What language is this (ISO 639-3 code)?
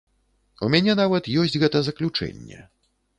bel